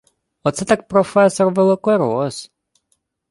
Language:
Ukrainian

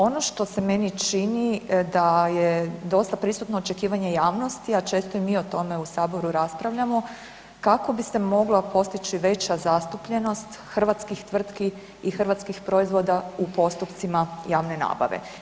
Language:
Croatian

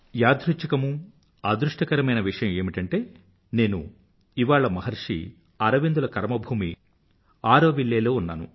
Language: Telugu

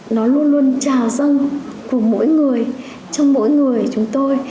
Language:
Vietnamese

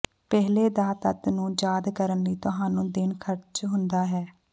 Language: Punjabi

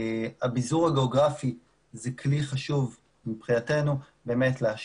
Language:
Hebrew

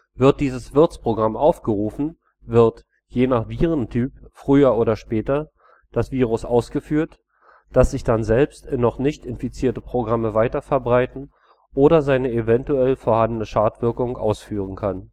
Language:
German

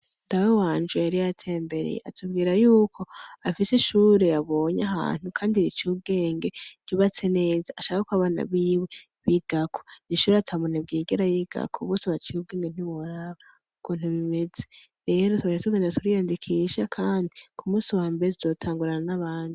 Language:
Rundi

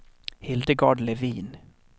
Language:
Swedish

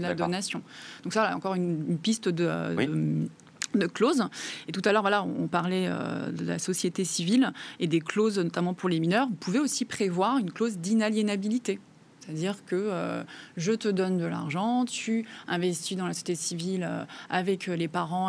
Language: French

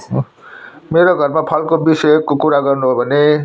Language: Nepali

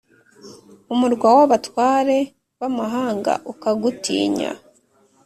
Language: Kinyarwanda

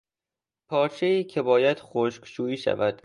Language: Persian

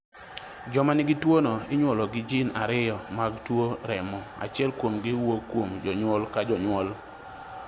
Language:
Luo (Kenya and Tanzania)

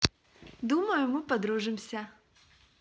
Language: Russian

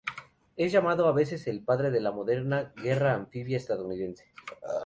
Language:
Spanish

